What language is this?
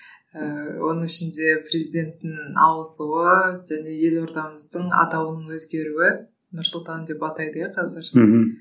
Kazakh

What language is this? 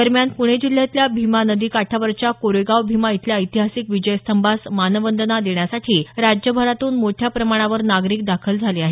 Marathi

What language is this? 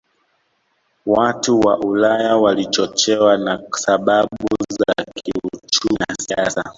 Swahili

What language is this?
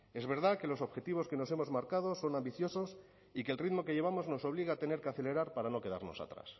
Spanish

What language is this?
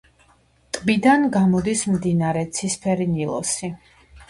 Georgian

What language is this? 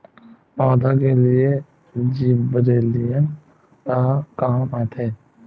Chhattisgarhi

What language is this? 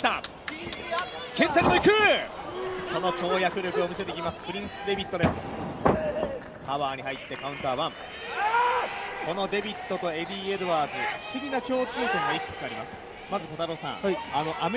Japanese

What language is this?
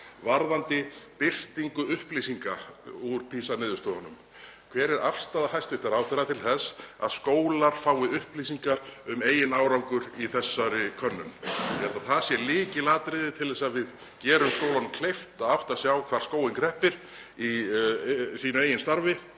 Icelandic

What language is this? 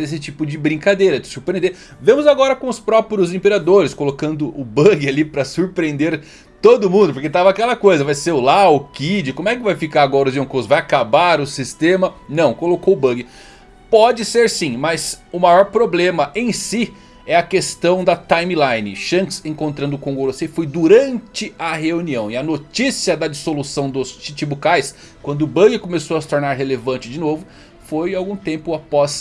Portuguese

